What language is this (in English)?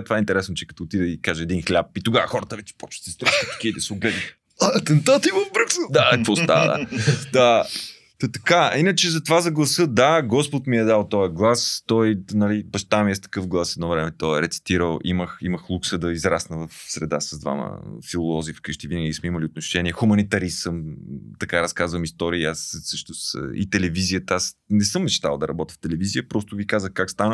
Bulgarian